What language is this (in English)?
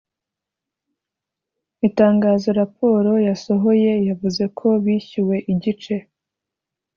Kinyarwanda